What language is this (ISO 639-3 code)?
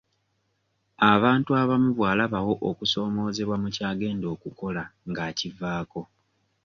lug